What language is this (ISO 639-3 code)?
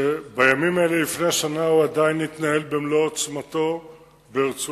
heb